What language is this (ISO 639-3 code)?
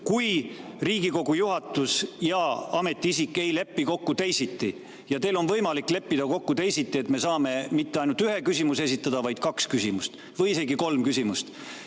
est